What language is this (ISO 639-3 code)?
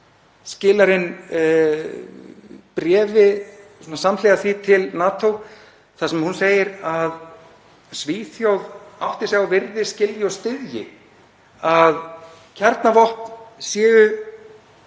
isl